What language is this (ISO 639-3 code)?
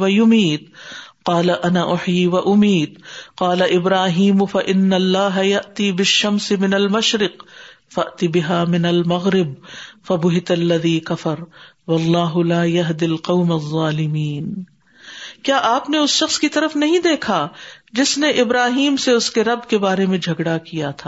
urd